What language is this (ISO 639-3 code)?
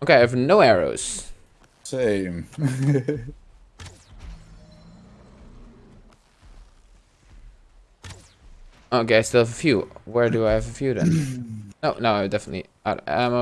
eng